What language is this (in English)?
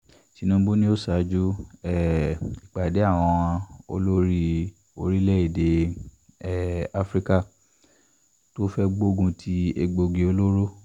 Yoruba